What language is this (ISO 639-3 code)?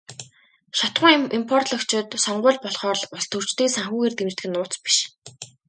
mon